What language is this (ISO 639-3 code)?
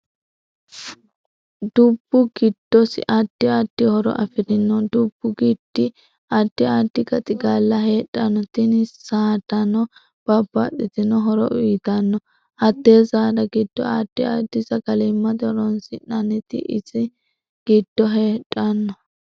sid